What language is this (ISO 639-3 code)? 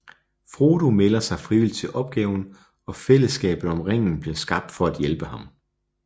dan